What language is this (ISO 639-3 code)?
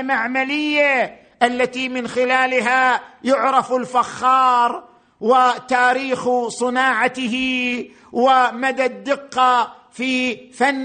ara